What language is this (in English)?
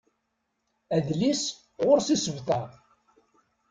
Kabyle